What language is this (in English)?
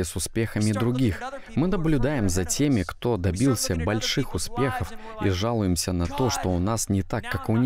Russian